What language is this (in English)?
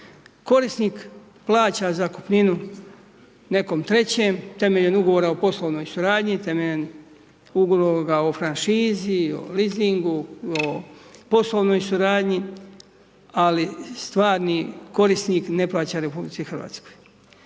Croatian